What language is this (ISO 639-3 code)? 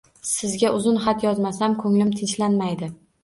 uzb